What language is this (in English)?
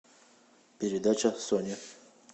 Russian